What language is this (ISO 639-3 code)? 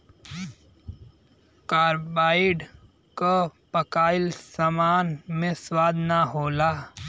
bho